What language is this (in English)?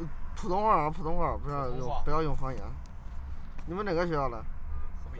Chinese